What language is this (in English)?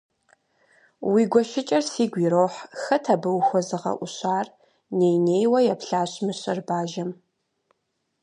Kabardian